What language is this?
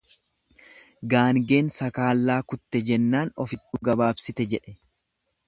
Oromo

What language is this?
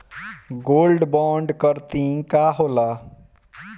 Bhojpuri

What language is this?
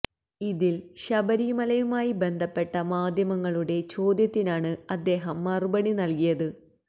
Malayalam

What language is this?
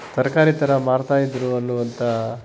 Kannada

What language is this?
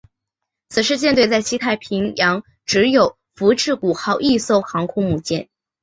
Chinese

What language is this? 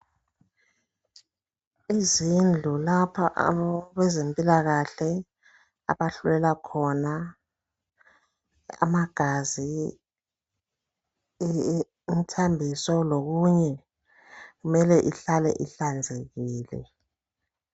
North Ndebele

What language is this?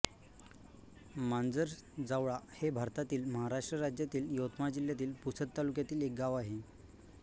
Marathi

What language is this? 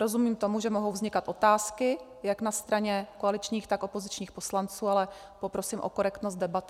Czech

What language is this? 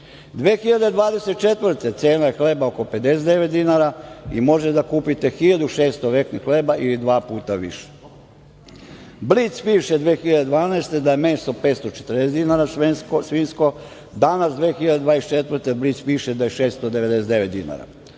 Serbian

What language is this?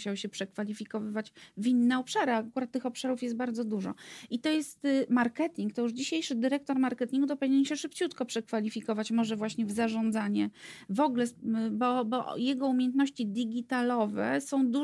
Polish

